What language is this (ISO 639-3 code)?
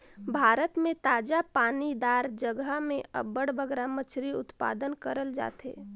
hne